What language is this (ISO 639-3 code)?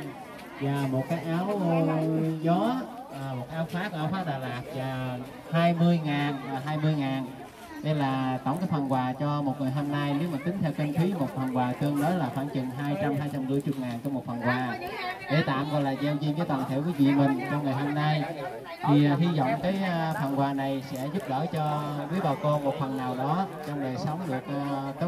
vie